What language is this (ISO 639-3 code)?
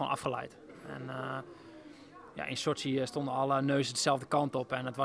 nld